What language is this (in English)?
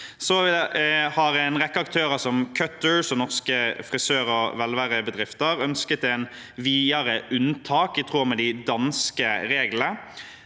Norwegian